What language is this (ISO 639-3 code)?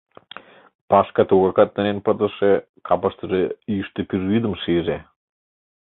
chm